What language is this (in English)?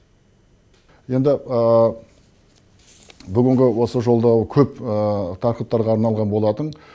Kazakh